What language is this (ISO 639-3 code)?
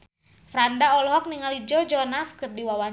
sun